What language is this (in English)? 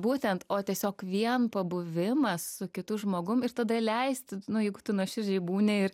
Lithuanian